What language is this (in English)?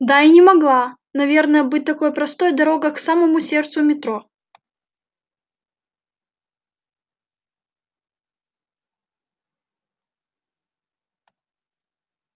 Russian